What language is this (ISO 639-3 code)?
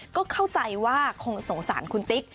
tha